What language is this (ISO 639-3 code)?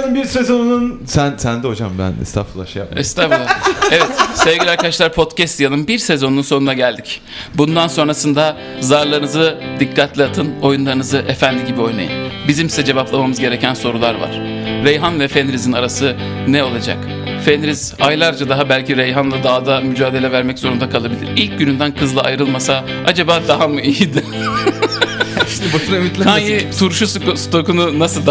tur